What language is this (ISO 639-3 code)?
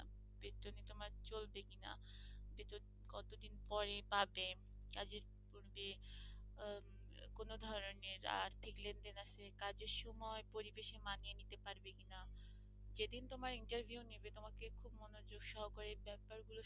ben